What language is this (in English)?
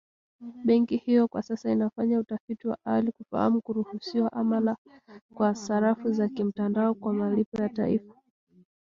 Swahili